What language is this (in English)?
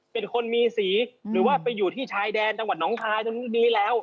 Thai